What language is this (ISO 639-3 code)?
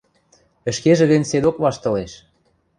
mrj